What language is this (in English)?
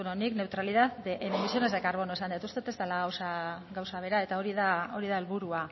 Basque